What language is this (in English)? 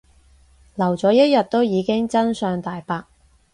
Cantonese